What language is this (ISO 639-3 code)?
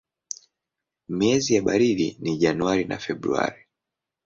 swa